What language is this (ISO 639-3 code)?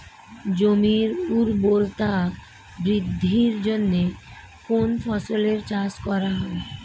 ben